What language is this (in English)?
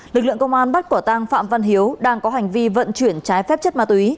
Vietnamese